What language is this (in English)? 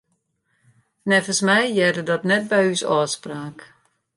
Western Frisian